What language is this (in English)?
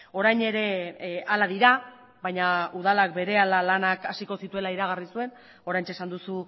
Basque